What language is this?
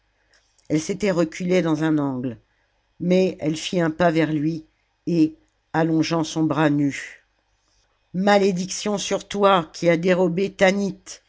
French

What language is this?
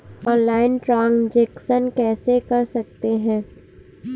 Hindi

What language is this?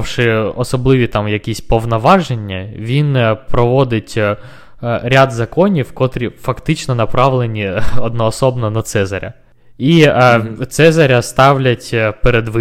Ukrainian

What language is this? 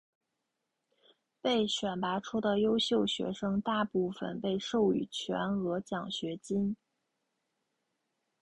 Chinese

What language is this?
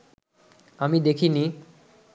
Bangla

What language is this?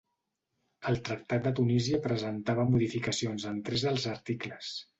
Catalan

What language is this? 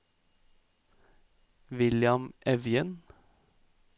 Norwegian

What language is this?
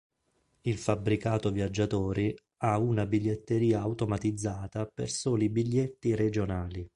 Italian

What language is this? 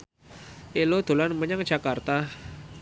Javanese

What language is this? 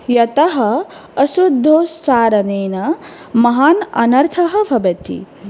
Sanskrit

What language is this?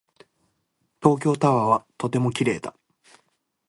Japanese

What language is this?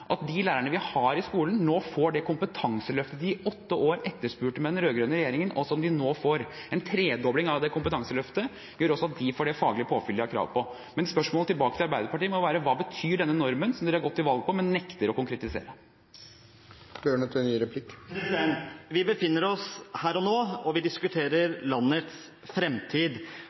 Norwegian Bokmål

